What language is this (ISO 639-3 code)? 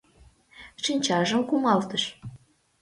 chm